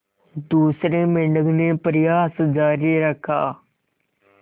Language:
Hindi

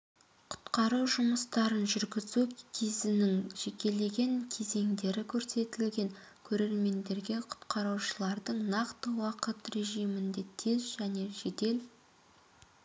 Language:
Kazakh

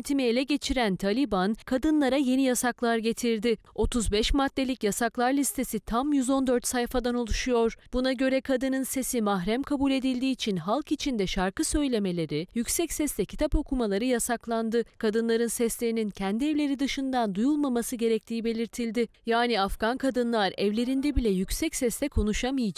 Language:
Turkish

